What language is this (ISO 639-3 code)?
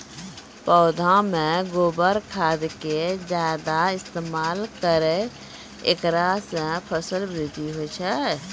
mai